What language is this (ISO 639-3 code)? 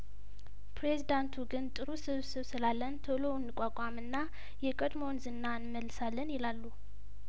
amh